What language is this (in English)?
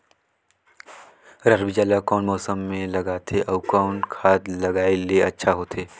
Chhattisgarhi